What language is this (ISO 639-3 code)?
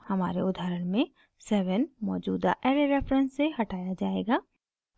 hin